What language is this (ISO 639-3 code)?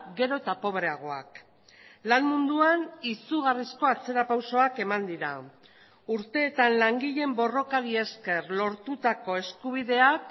eus